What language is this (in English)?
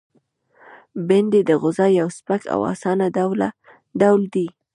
Pashto